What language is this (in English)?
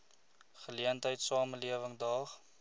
Afrikaans